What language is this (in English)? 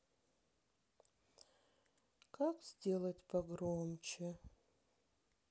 Russian